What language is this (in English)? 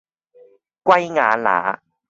Cantonese